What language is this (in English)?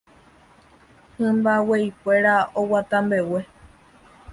Guarani